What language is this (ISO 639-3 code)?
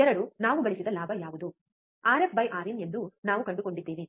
kan